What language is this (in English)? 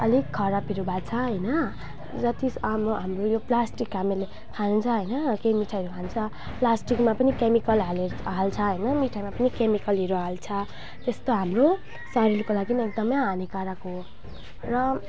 Nepali